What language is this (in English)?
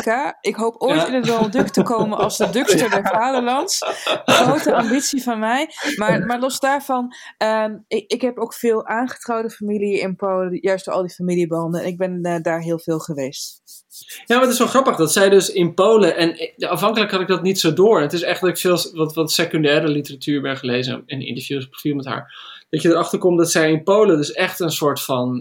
Dutch